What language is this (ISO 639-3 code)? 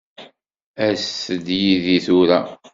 kab